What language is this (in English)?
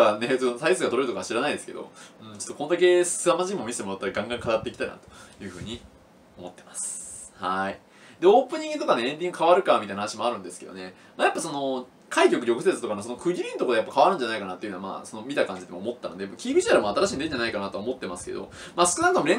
Japanese